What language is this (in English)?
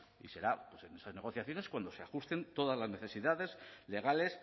Spanish